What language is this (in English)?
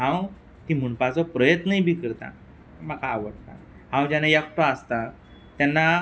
Konkani